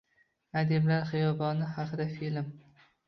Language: Uzbek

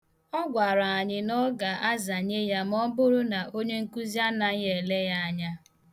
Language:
Igbo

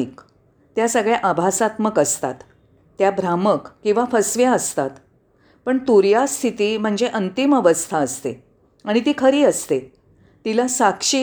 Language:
Marathi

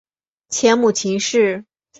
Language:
Chinese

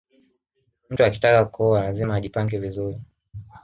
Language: Swahili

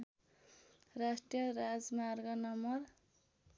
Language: Nepali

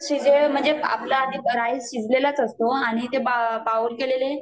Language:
Marathi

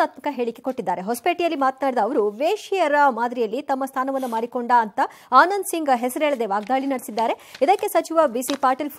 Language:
Kannada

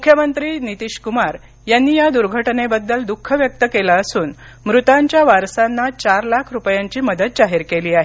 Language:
Marathi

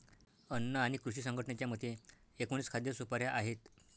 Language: Marathi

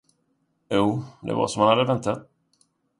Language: Swedish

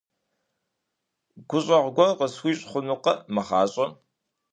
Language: Kabardian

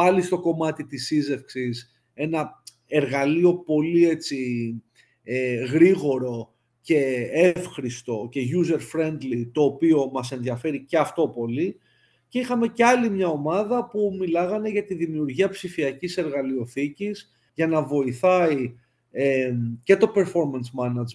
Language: Greek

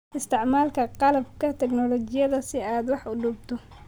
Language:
Somali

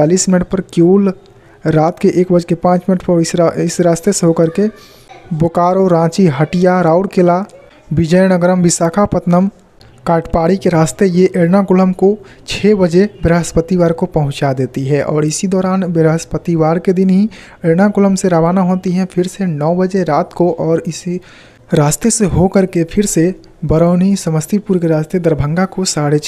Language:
Hindi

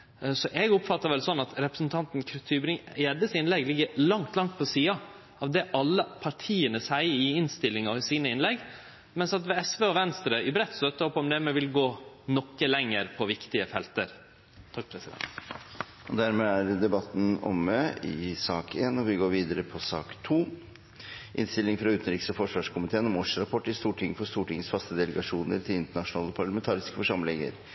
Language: Norwegian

